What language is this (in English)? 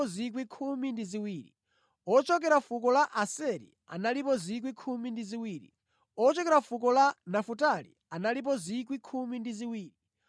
Nyanja